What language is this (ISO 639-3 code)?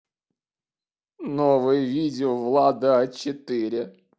rus